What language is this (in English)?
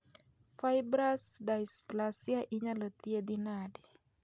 Luo (Kenya and Tanzania)